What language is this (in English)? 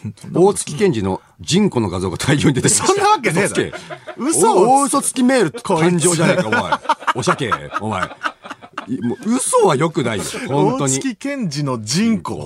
Japanese